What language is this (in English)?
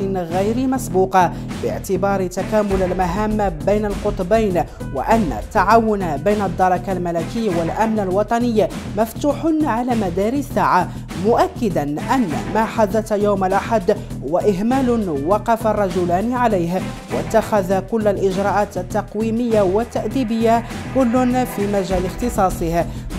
Arabic